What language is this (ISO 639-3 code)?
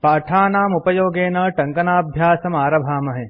san